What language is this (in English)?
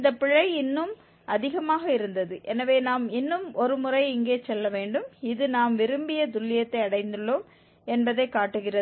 Tamil